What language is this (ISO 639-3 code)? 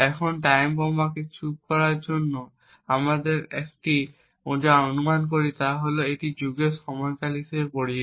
ben